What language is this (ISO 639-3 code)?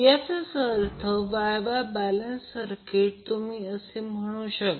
mar